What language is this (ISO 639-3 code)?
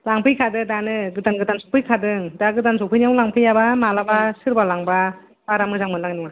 brx